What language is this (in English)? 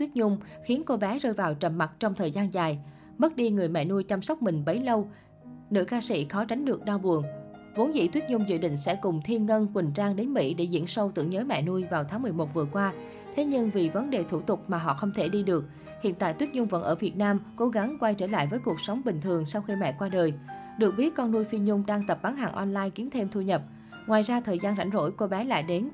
Vietnamese